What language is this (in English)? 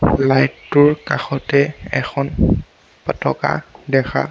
Assamese